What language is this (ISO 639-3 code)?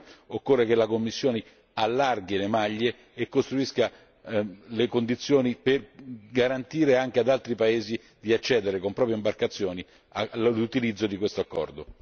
ita